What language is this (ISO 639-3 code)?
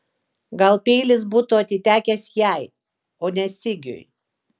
lit